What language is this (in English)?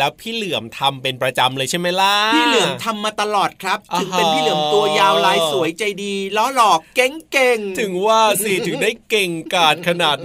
Thai